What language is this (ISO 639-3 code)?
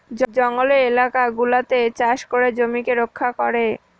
ben